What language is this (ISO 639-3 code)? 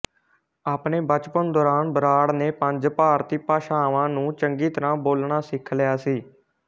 pan